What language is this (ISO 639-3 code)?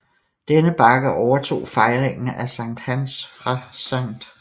dan